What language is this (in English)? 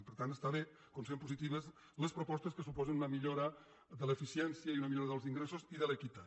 Catalan